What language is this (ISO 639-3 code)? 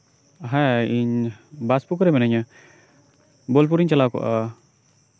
sat